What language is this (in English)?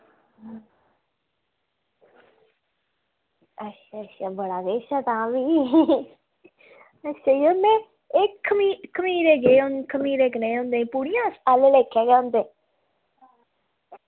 Dogri